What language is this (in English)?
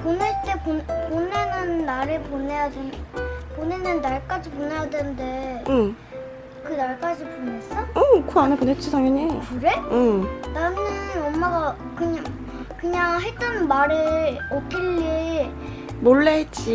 Korean